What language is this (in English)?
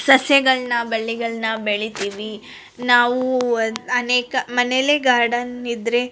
Kannada